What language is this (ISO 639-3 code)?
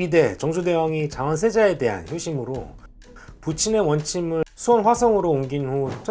kor